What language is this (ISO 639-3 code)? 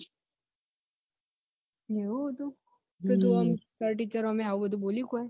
guj